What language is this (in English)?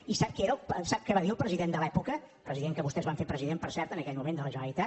Catalan